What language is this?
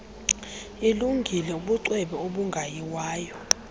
Xhosa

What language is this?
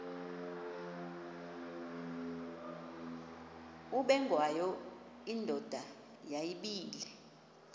Xhosa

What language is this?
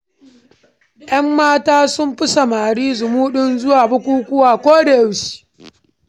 Hausa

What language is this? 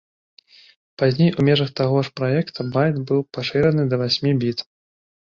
Belarusian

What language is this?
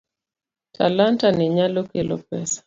Luo (Kenya and Tanzania)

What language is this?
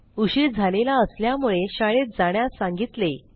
Marathi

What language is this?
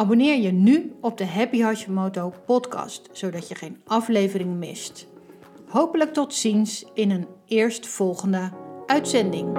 Dutch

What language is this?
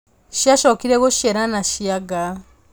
Kikuyu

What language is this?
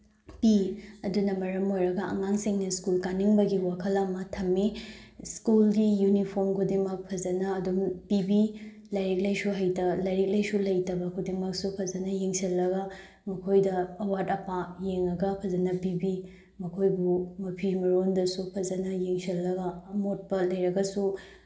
Manipuri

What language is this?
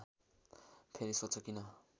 Nepali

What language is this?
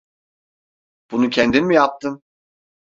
Turkish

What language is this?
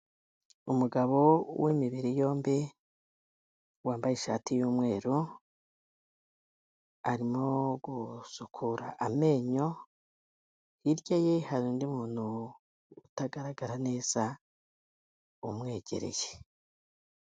Kinyarwanda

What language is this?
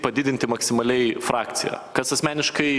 Lithuanian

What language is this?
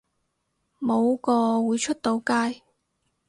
Cantonese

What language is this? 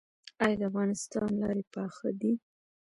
Pashto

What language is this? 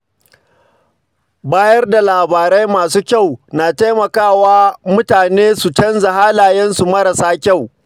Hausa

